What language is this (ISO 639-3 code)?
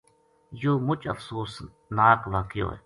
gju